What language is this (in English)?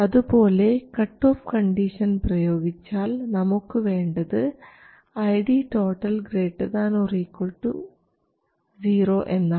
Malayalam